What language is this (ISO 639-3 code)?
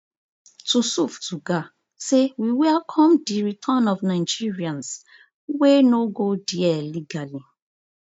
pcm